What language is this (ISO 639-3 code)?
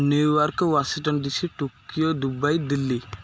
ori